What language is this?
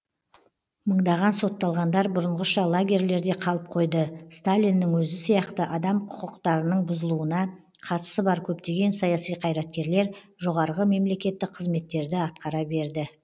Kazakh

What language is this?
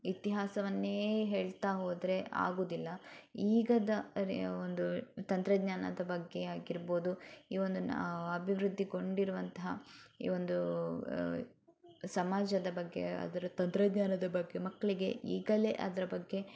Kannada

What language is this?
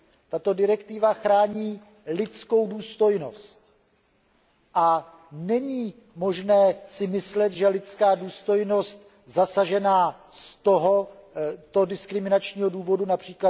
Czech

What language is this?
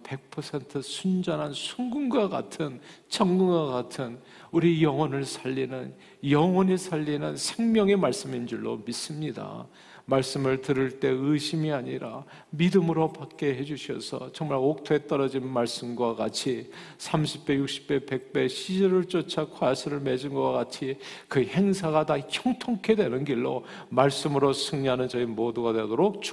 Korean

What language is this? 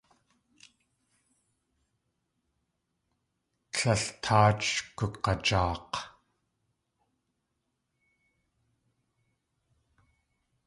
Tlingit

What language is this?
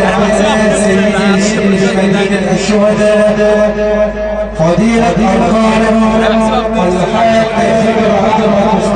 Arabic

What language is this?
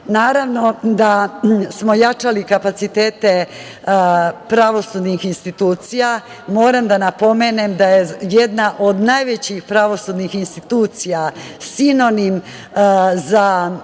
Serbian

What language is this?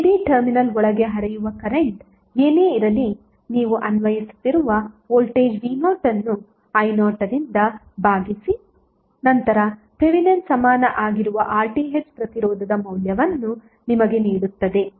Kannada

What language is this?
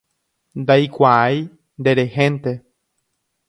Guarani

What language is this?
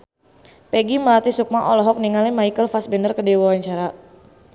Sundanese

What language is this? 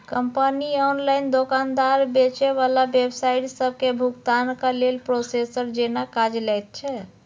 Maithili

